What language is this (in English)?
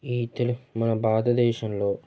Telugu